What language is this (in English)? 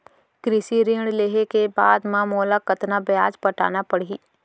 Chhattisgarhi